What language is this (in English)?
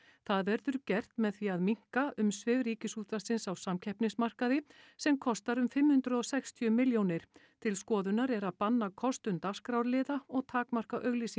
Icelandic